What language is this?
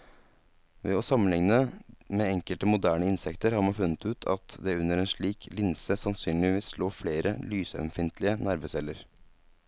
Norwegian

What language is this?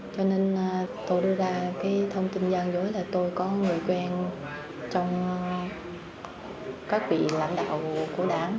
Vietnamese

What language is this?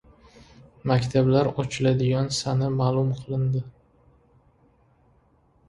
Uzbek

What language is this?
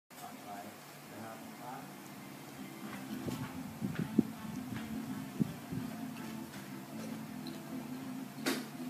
Thai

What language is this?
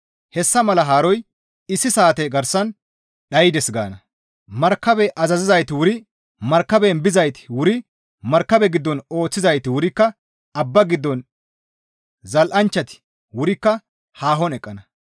Gamo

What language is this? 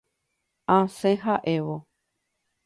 Guarani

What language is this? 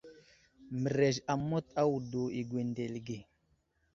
Wuzlam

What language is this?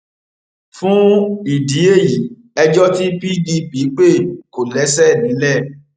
Yoruba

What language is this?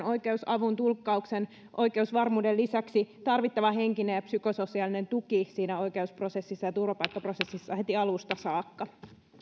Finnish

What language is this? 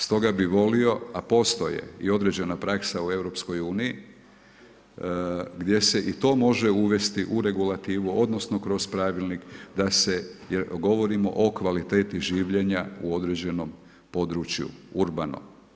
Croatian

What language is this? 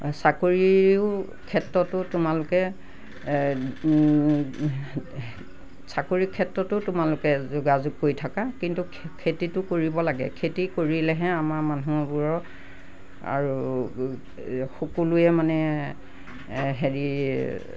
Assamese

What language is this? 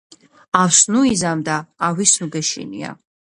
Georgian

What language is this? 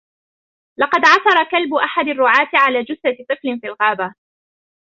Arabic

